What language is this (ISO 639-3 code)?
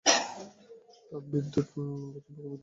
ben